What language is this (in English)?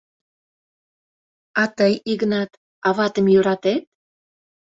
Mari